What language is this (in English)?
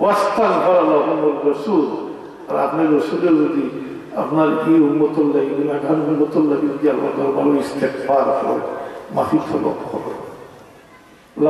Turkish